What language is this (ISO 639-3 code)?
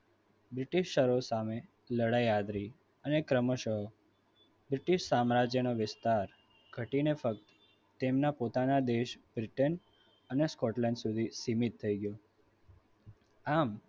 guj